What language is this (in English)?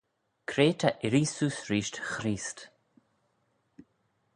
Manx